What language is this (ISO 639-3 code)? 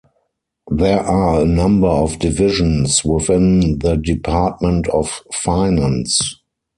eng